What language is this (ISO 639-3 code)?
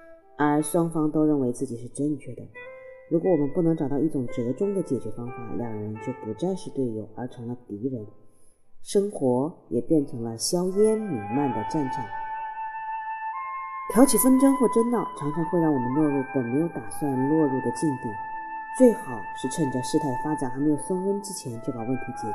zho